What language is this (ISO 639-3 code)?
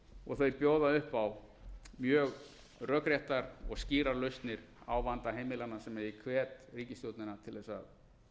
isl